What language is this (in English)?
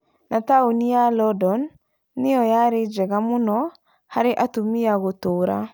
Kikuyu